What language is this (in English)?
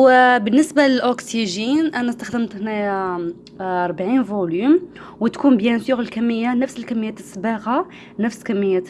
Arabic